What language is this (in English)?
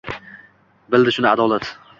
Uzbek